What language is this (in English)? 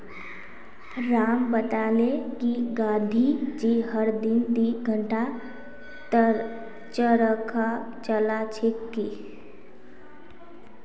Magahi